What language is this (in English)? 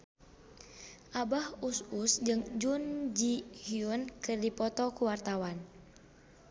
Sundanese